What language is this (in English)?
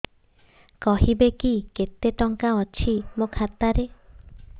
Odia